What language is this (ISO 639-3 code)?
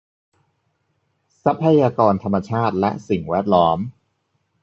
tha